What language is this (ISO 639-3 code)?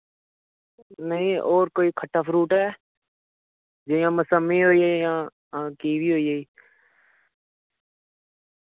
doi